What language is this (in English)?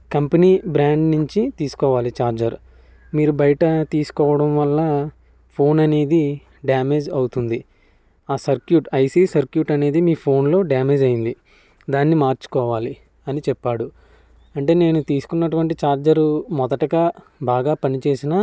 Telugu